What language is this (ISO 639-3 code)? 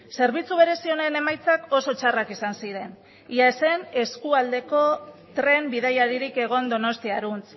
eus